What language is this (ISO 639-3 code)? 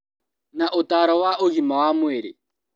kik